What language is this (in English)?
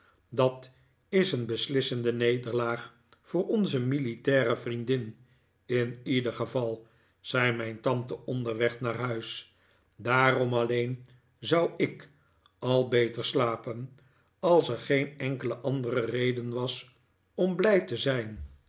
Dutch